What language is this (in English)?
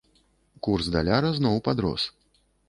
Belarusian